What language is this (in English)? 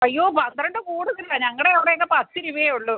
Malayalam